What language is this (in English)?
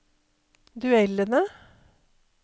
Norwegian